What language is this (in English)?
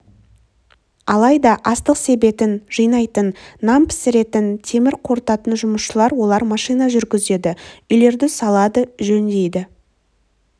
Kazakh